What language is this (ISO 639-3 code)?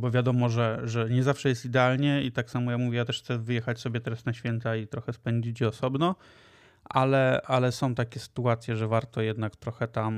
pol